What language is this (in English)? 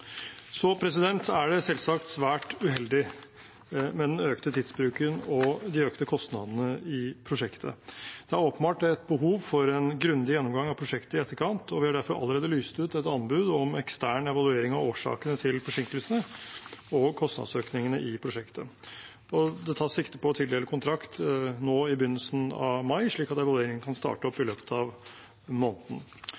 Norwegian Bokmål